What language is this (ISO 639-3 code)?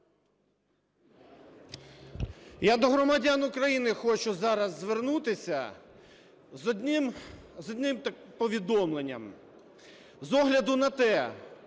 ukr